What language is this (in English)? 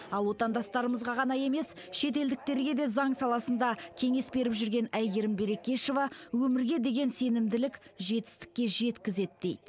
Kazakh